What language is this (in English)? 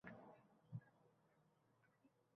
Uzbek